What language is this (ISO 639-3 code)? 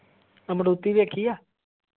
pan